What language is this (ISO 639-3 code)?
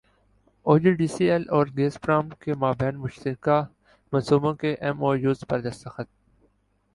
urd